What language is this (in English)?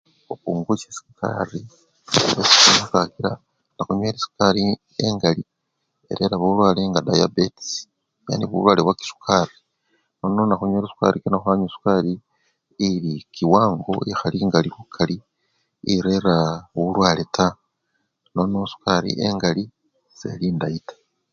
Luyia